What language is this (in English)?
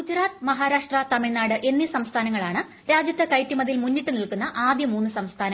Malayalam